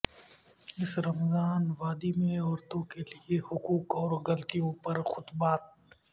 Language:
Urdu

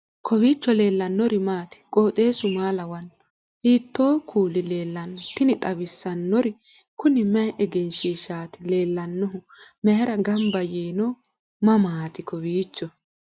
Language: Sidamo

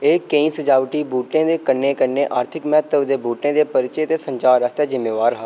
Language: Dogri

